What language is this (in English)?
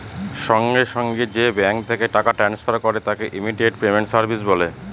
Bangla